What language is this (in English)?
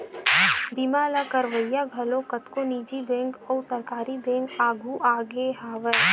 Chhattisgarhi